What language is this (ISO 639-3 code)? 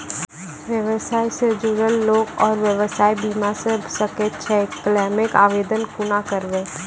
mai